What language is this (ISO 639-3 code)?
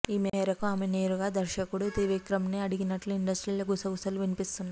tel